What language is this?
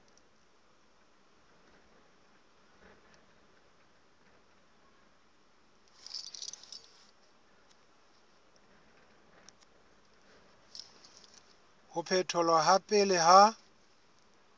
Southern Sotho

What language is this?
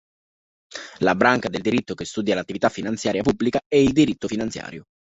Italian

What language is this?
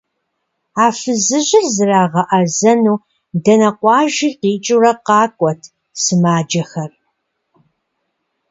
Kabardian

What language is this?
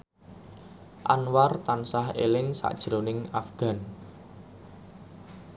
Javanese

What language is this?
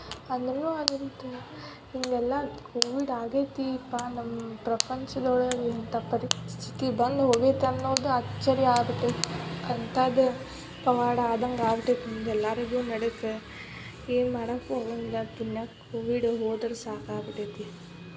Kannada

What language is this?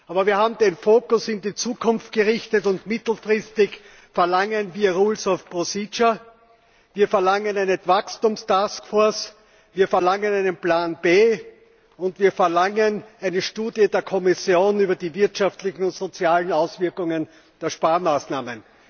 German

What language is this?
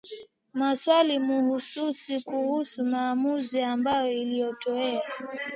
Swahili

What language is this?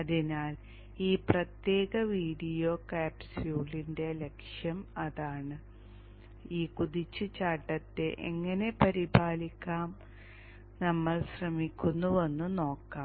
Malayalam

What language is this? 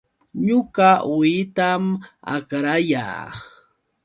Yauyos Quechua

